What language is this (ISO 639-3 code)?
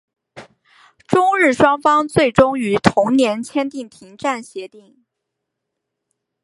zho